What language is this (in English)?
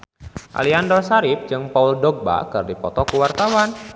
Sundanese